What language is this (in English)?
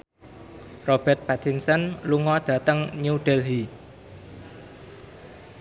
Javanese